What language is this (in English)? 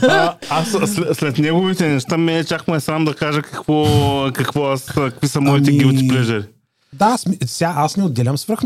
Bulgarian